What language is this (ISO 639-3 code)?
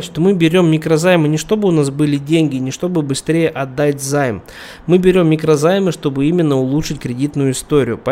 rus